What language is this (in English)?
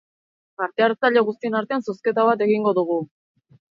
Basque